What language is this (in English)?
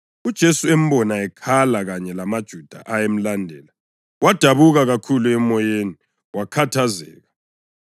North Ndebele